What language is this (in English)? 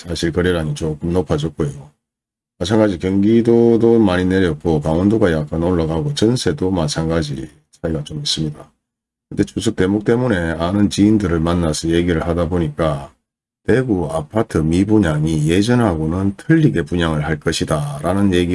Korean